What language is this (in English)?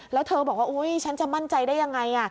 Thai